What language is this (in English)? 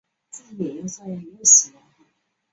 Chinese